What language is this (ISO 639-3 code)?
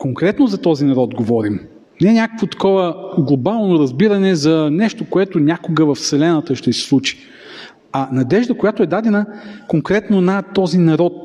bul